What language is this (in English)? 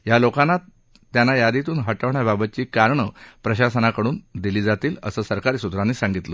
Marathi